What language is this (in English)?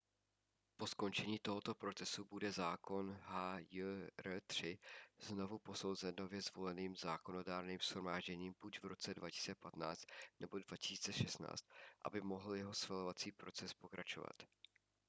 Czech